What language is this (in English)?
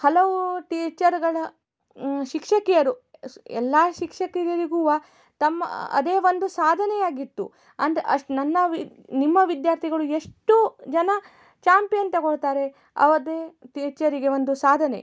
Kannada